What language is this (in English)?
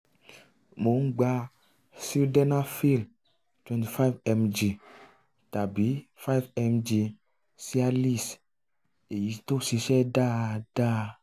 Yoruba